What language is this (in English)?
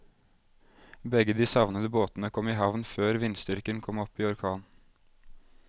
Norwegian